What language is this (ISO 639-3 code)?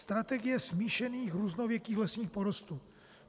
ces